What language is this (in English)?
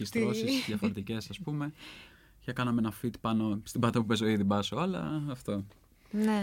Greek